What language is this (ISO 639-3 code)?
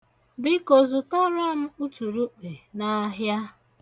ibo